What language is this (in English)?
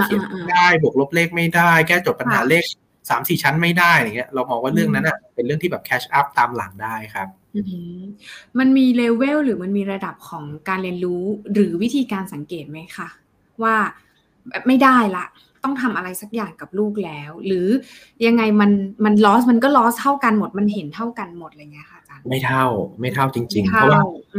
Thai